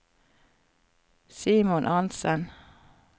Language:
Norwegian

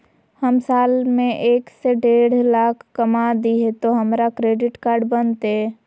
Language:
Magahi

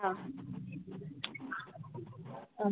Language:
Kannada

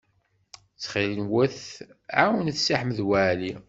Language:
Kabyle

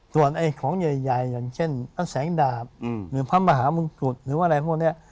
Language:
Thai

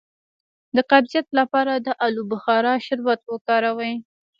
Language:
Pashto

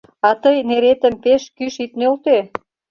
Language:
Mari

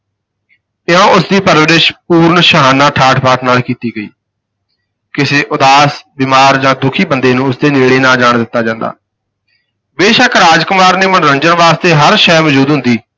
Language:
Punjabi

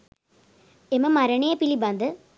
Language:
Sinhala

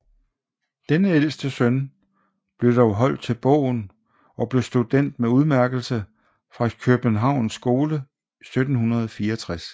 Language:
Danish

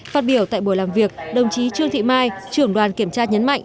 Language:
Vietnamese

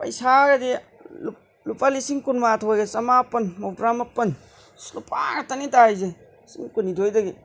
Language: Manipuri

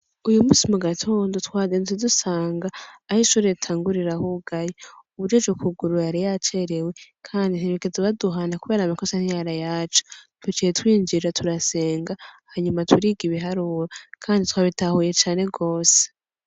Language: Rundi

